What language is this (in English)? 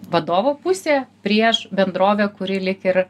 Lithuanian